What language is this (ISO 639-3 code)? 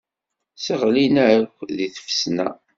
kab